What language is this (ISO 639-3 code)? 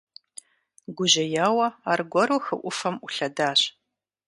kbd